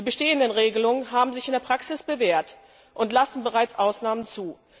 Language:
German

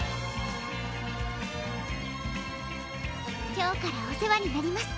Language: Japanese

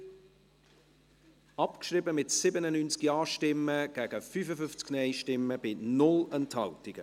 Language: Swiss German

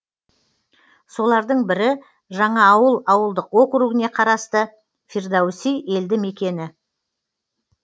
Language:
Kazakh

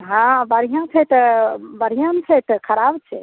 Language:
Maithili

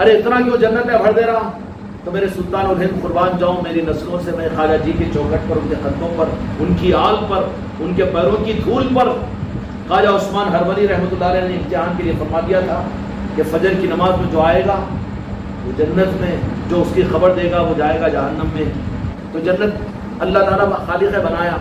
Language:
Hindi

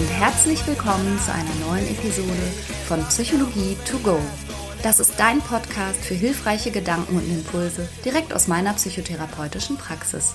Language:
German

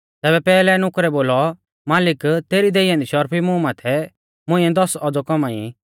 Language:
Mahasu Pahari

